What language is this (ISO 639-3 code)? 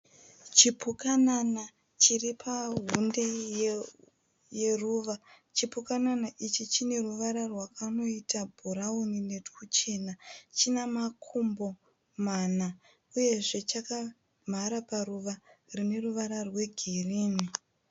sna